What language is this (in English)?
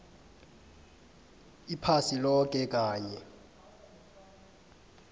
South Ndebele